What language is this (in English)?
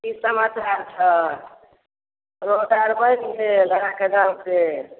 Maithili